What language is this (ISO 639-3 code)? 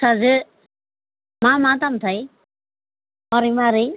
brx